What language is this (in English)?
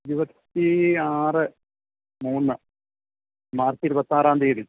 Malayalam